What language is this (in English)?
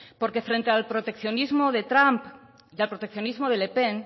Spanish